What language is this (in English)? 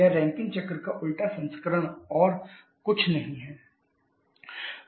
Hindi